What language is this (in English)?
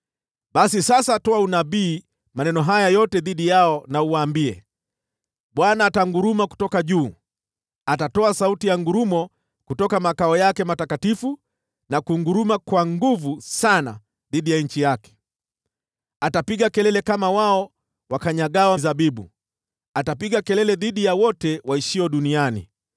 Swahili